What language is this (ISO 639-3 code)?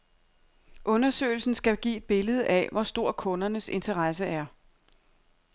dan